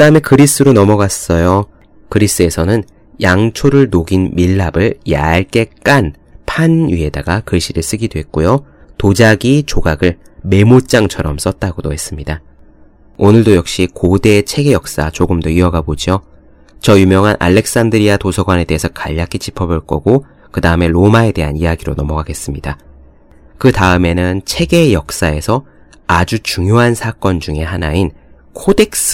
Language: Korean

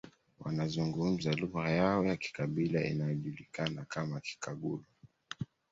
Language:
Swahili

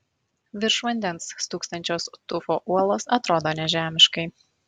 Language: Lithuanian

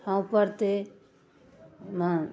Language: Maithili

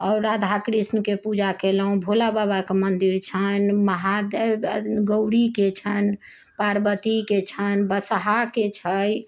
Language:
Maithili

